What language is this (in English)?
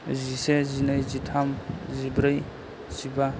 Bodo